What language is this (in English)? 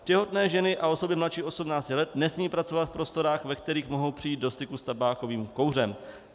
Czech